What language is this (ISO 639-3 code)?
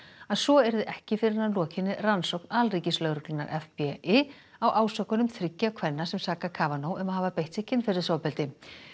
isl